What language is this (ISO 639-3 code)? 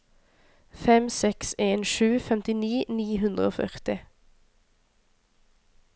nor